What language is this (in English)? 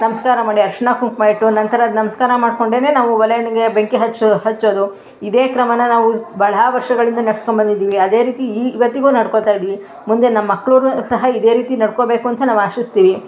Kannada